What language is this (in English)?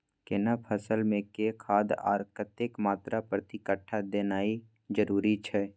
Maithili